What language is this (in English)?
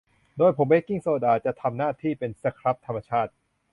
Thai